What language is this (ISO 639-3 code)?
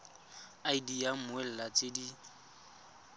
tsn